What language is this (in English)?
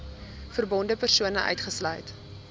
Afrikaans